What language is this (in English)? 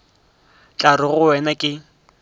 Northern Sotho